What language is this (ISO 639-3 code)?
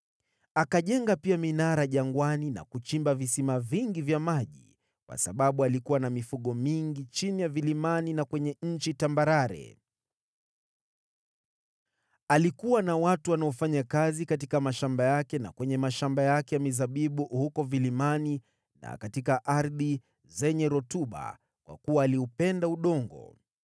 swa